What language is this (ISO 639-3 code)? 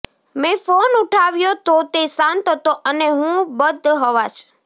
guj